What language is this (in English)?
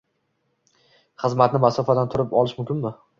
Uzbek